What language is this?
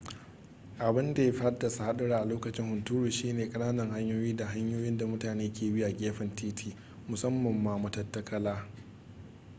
Hausa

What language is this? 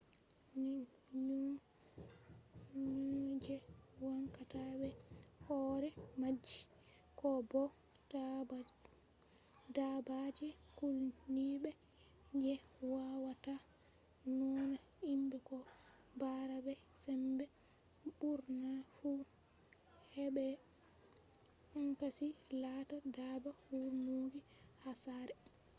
Fula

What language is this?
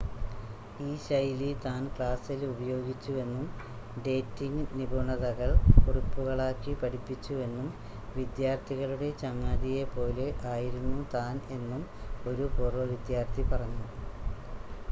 Malayalam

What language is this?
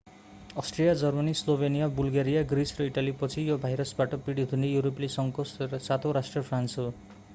Nepali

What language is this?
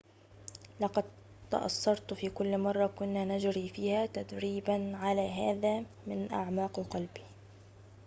Arabic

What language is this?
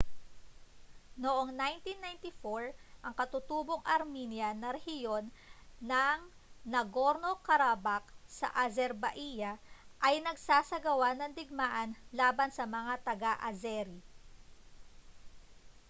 Filipino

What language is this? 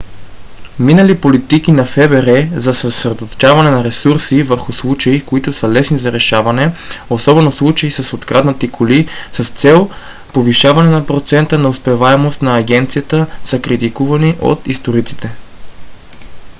Bulgarian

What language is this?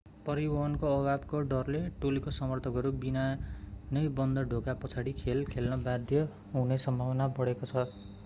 Nepali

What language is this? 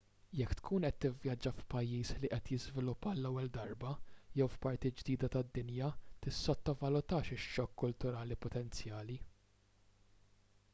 Maltese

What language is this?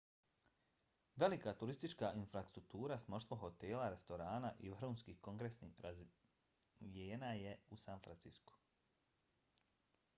Bosnian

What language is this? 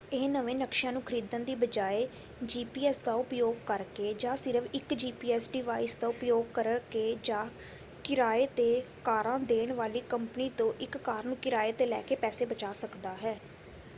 Punjabi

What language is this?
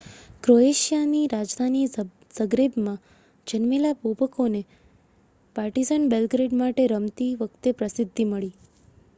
Gujarati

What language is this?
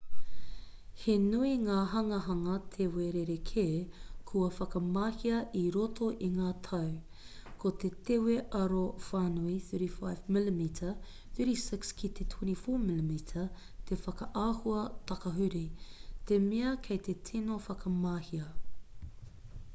Māori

